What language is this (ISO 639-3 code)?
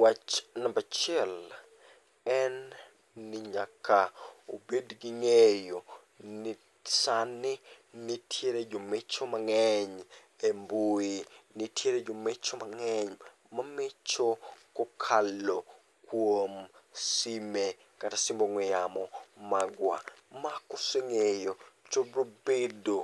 luo